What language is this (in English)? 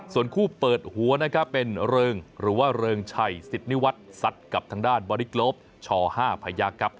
Thai